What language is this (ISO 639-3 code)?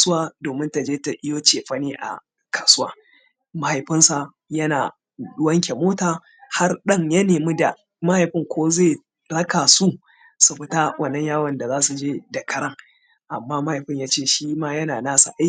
hau